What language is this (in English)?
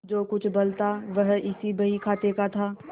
Hindi